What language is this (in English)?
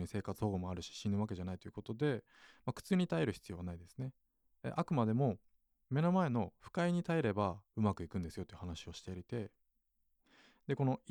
Japanese